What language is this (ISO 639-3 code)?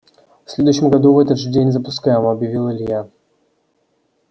rus